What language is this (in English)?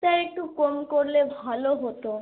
Bangla